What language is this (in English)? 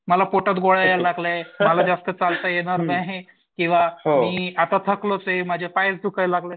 Marathi